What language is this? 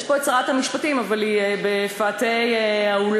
Hebrew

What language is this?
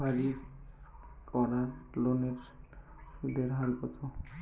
Bangla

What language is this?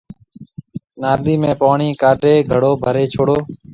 Marwari (Pakistan)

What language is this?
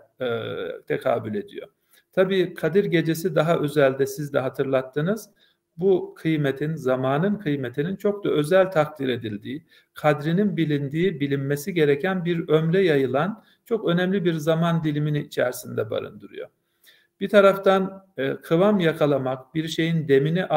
Turkish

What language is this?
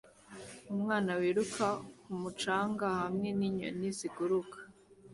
Kinyarwanda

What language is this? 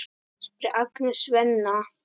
Icelandic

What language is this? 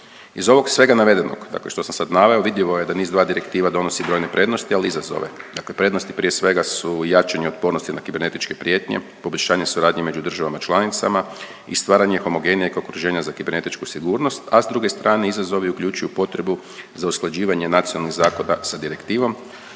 Croatian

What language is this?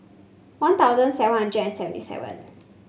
English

